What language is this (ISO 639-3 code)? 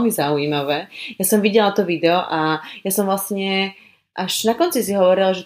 slk